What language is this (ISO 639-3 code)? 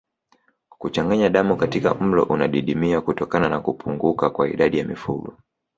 swa